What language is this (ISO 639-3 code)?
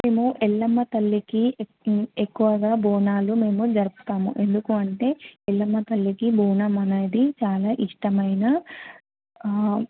tel